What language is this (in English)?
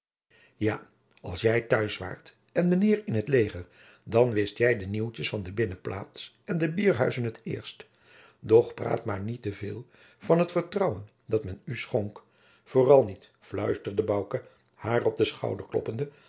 Dutch